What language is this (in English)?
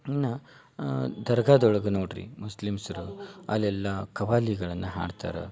Kannada